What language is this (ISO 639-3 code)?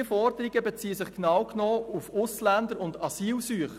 gsw